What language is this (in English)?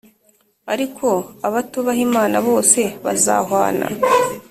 Kinyarwanda